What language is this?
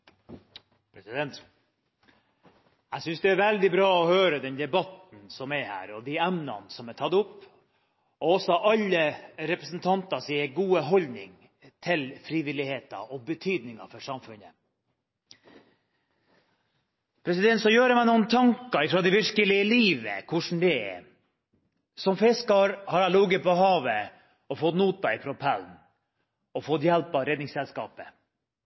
Norwegian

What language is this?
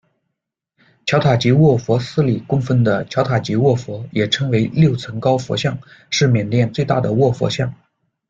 Chinese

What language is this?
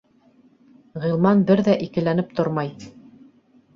Bashkir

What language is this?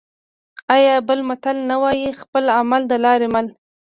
Pashto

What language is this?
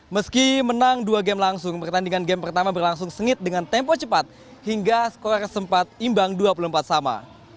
Indonesian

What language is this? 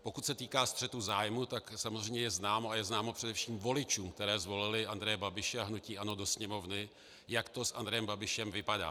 Czech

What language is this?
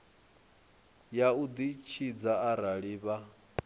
Venda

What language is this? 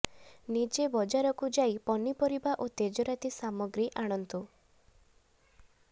Odia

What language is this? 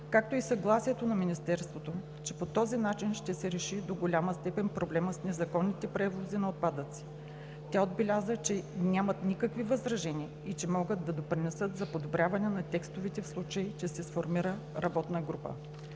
Bulgarian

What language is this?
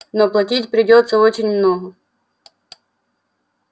Russian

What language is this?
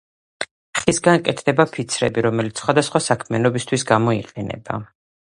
Georgian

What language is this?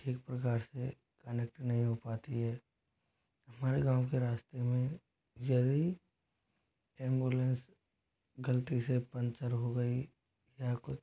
Hindi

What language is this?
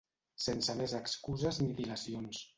Catalan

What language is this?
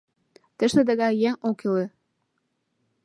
Mari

